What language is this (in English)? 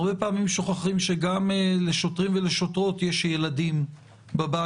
Hebrew